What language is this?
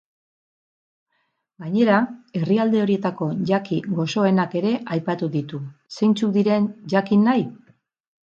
Basque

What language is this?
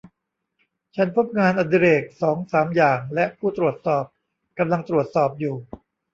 Thai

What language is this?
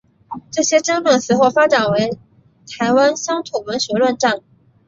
Chinese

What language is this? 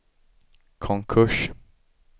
Swedish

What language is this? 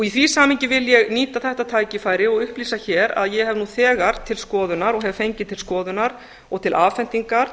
Icelandic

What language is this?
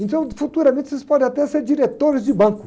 Portuguese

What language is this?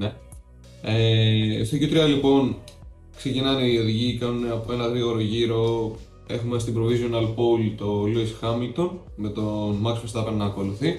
Greek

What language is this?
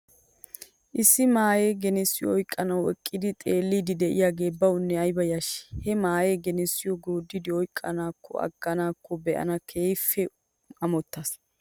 Wolaytta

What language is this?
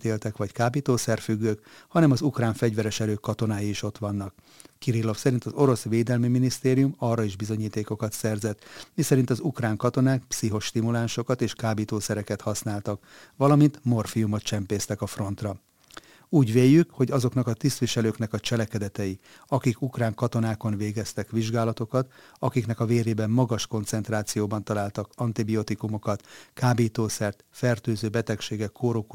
Hungarian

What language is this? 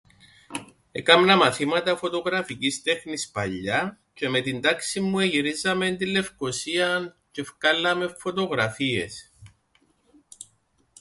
Greek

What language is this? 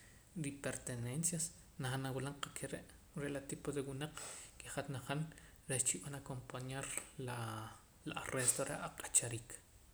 Poqomam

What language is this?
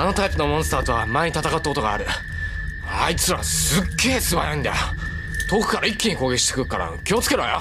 Japanese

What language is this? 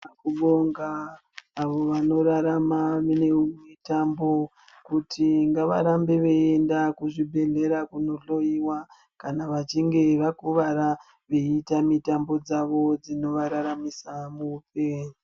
Ndau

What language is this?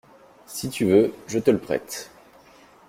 French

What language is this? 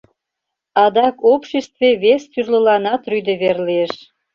Mari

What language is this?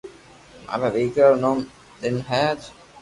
Loarki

